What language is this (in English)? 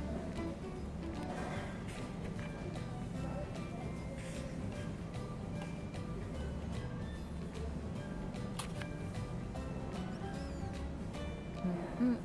Thai